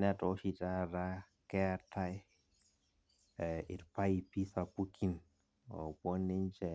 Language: Masai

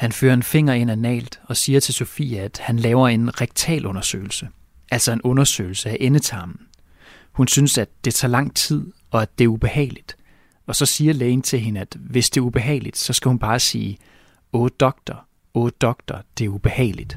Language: Danish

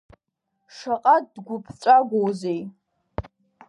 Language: Abkhazian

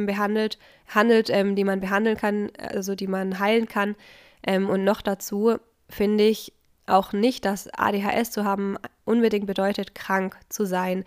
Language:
German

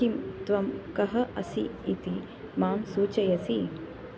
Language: Sanskrit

